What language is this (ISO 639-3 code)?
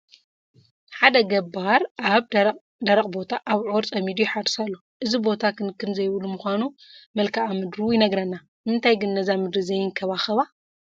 tir